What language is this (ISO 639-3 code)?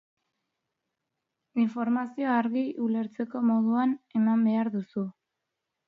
eus